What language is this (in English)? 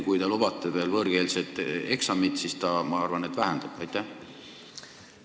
Estonian